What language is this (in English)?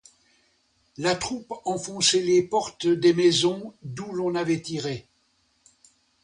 French